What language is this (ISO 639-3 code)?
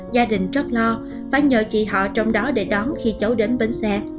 vie